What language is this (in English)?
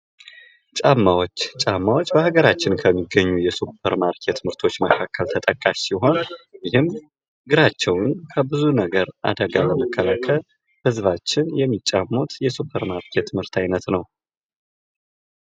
Amharic